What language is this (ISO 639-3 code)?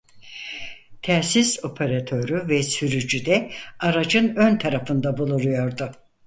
tur